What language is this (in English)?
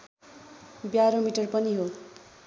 Nepali